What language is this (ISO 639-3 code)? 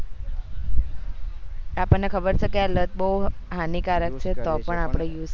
guj